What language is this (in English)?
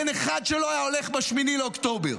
Hebrew